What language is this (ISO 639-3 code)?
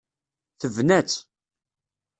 kab